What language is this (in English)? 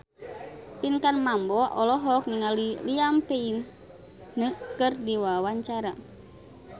Sundanese